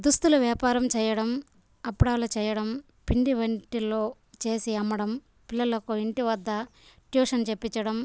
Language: Telugu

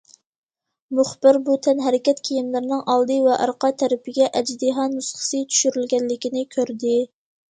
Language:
Uyghur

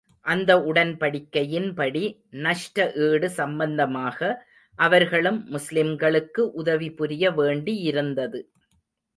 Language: Tamil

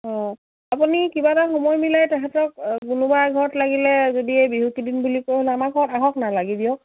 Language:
Assamese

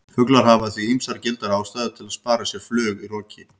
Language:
Icelandic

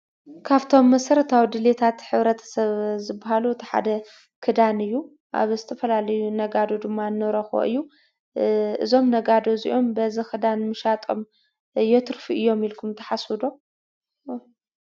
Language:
Tigrinya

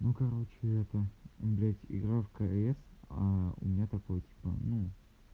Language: Russian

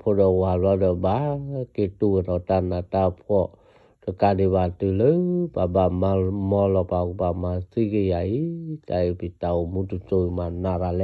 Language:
Vietnamese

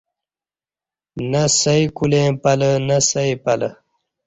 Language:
Kati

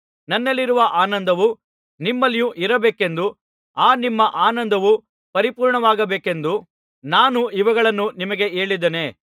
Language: Kannada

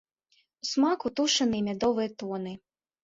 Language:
Belarusian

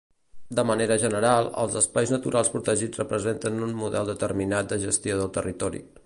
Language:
Catalan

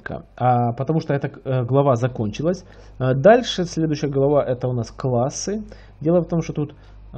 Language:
Russian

